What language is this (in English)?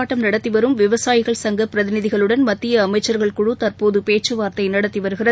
Tamil